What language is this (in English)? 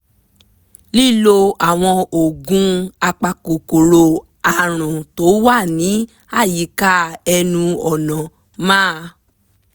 Yoruba